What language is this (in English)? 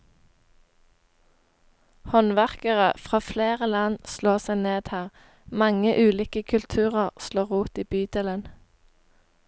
Norwegian